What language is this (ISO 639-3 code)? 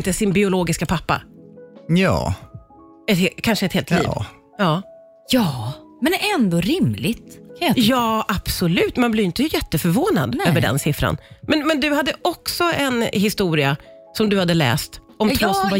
swe